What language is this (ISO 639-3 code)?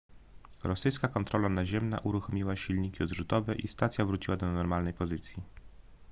pol